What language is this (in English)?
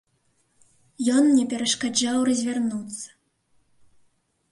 Belarusian